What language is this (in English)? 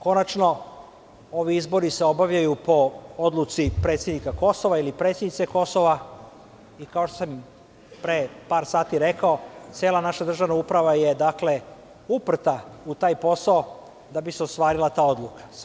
Serbian